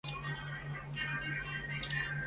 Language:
Chinese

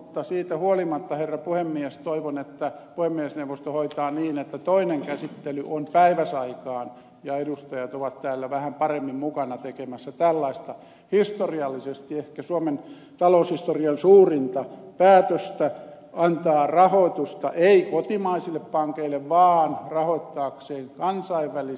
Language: Finnish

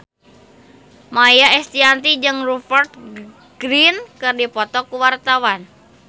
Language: Sundanese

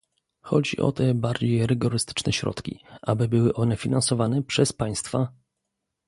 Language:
Polish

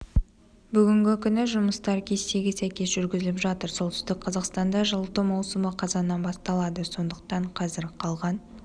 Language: Kazakh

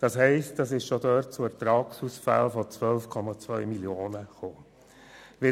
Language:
Swiss German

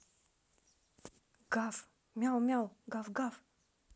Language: Russian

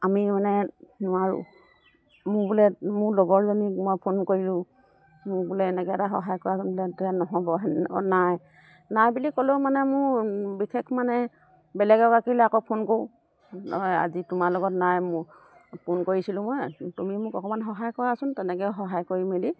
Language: Assamese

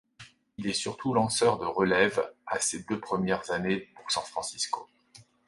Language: French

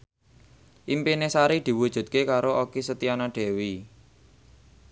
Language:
Javanese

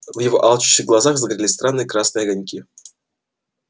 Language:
Russian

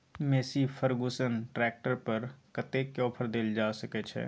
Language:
Maithili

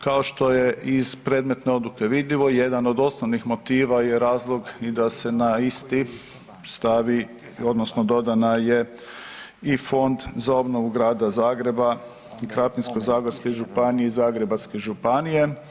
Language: Croatian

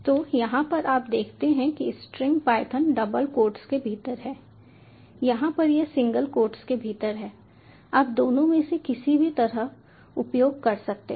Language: Hindi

